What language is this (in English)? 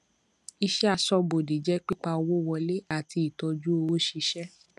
Yoruba